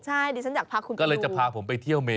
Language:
Thai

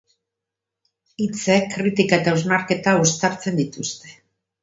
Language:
Basque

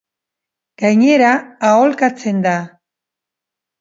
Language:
Basque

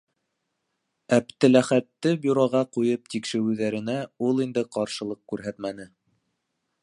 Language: Bashkir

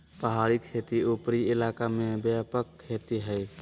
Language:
Magahi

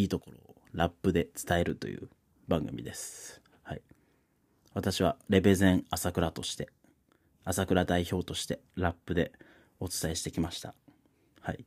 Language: Japanese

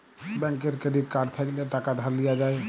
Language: Bangla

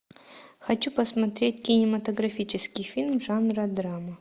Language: Russian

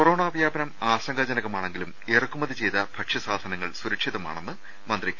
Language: Malayalam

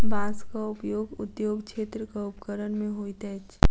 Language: Maithili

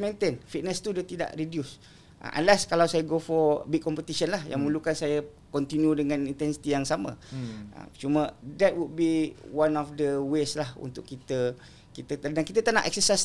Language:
Malay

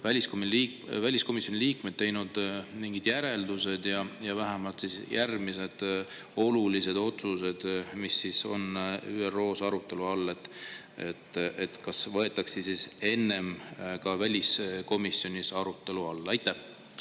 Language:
Estonian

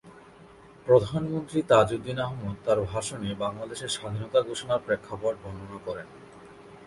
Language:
Bangla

